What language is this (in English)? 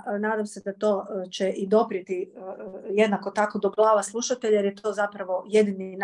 Croatian